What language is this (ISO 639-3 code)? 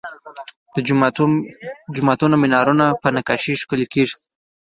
pus